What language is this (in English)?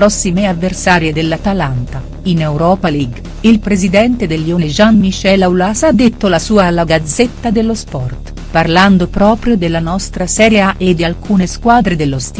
Italian